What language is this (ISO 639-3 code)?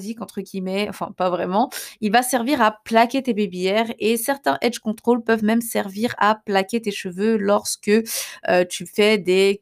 fra